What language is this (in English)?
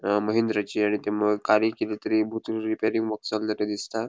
Konkani